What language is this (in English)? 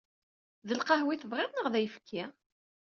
Kabyle